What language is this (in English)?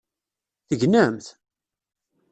Kabyle